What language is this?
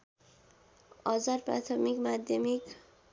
Nepali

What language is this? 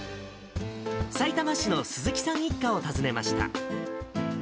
Japanese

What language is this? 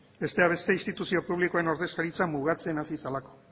Basque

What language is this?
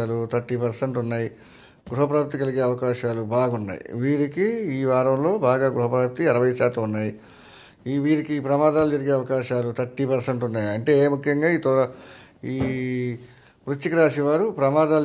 Telugu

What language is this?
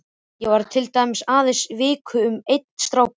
Icelandic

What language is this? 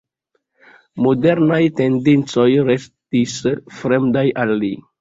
Esperanto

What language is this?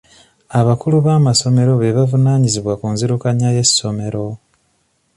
Ganda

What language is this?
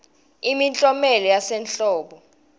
Swati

